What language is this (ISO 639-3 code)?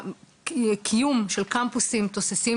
heb